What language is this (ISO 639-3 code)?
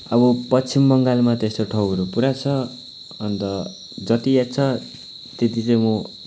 nep